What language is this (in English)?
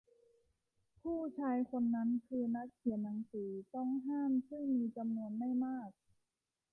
Thai